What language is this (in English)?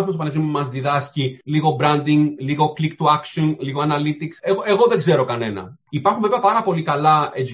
Greek